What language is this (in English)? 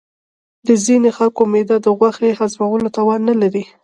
Pashto